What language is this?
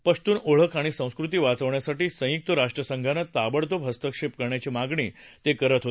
Marathi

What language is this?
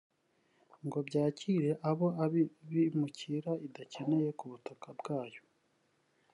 Kinyarwanda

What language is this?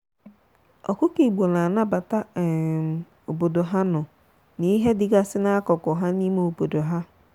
Igbo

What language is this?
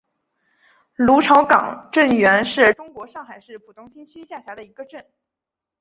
Chinese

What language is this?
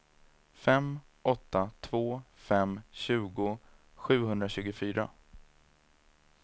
Swedish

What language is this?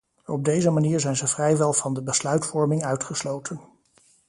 Dutch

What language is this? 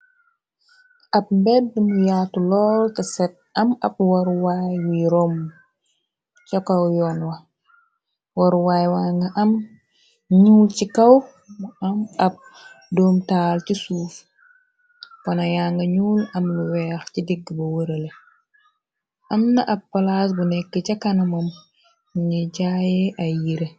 Wolof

